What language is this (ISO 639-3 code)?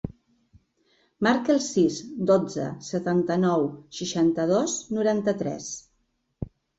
cat